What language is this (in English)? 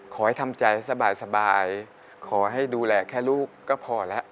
Thai